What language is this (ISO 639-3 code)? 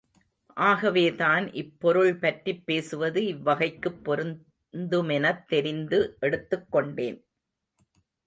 tam